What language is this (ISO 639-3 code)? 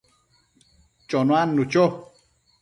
mcf